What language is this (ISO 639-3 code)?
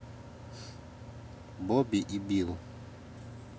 rus